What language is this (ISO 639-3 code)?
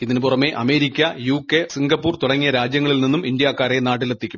mal